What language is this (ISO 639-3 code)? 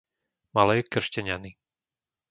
slk